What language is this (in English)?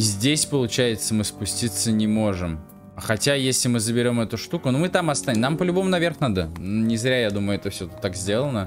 Russian